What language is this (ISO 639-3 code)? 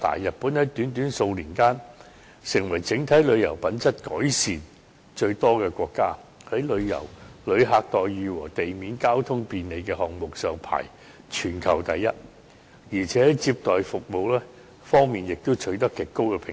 yue